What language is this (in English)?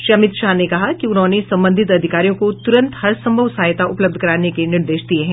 Hindi